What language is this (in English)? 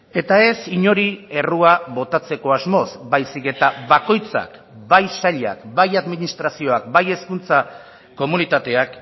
Basque